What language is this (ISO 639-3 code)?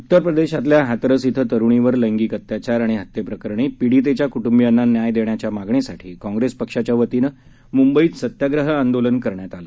mar